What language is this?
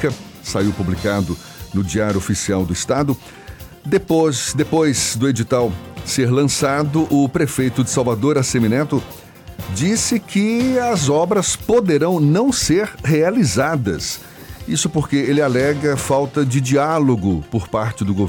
Portuguese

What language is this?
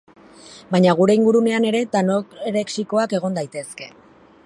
Basque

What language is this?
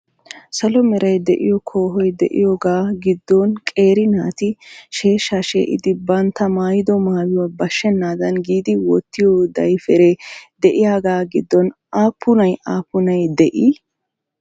Wolaytta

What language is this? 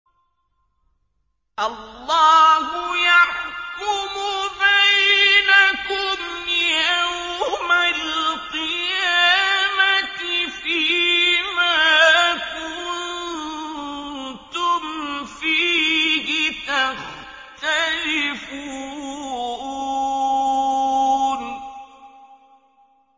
Arabic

